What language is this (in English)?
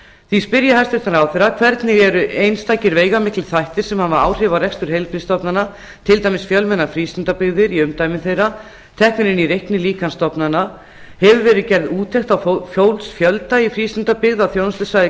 Icelandic